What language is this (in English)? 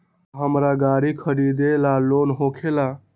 Magahi